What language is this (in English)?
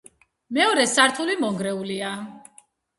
Georgian